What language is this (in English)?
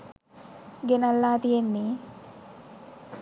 Sinhala